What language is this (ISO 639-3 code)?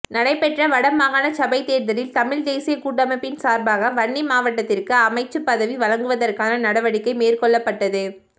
tam